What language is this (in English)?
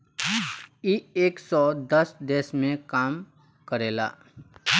Bhojpuri